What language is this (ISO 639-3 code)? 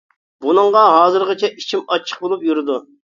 uig